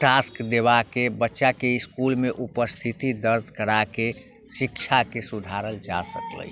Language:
Maithili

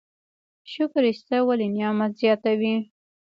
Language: Pashto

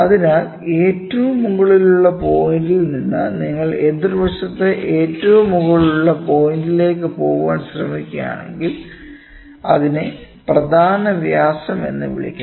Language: Malayalam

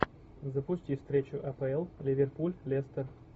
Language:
Russian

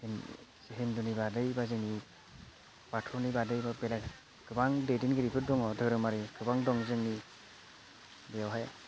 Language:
Bodo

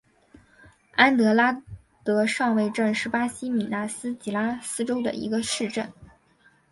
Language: Chinese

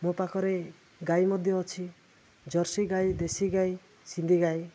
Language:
Odia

